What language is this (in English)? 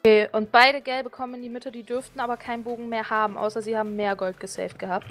German